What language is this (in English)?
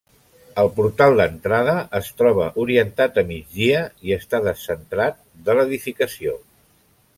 Catalan